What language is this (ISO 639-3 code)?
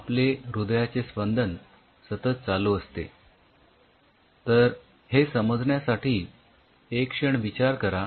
mar